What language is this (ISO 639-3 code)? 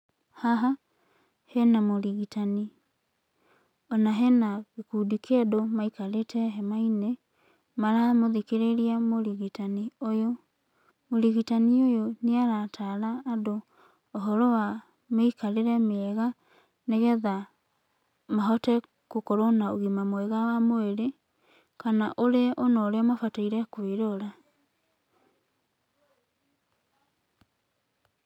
kik